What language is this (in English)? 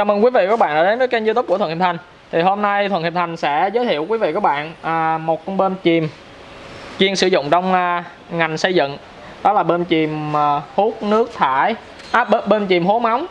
Vietnamese